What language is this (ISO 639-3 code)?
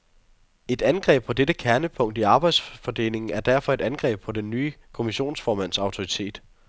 dan